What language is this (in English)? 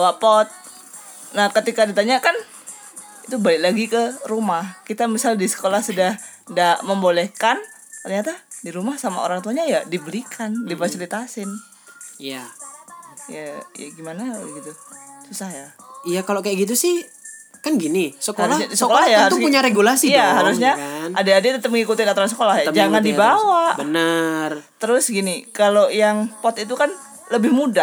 Indonesian